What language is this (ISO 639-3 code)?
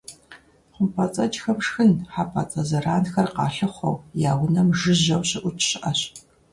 kbd